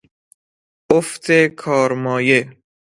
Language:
Persian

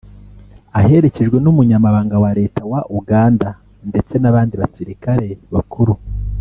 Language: Kinyarwanda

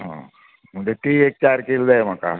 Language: Konkani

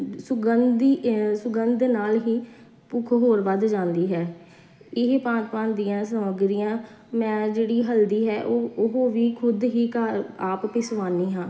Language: Punjabi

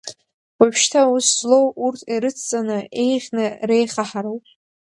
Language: Abkhazian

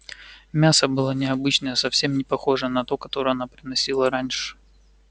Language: Russian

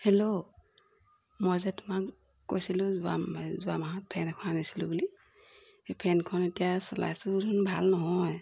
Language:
Assamese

